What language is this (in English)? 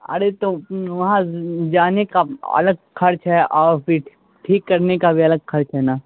Urdu